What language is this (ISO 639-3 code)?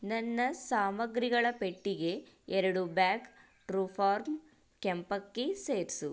kan